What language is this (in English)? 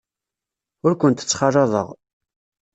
Kabyle